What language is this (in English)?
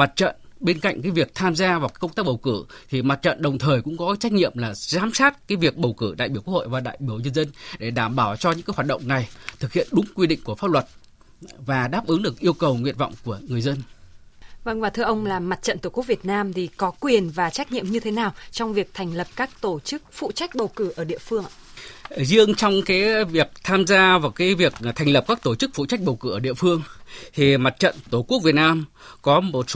Vietnamese